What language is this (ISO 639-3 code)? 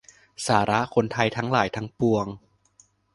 tha